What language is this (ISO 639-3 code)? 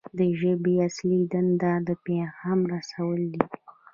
pus